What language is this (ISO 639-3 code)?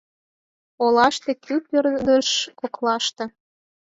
chm